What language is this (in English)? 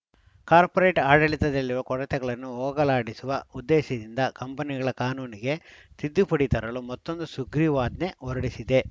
Kannada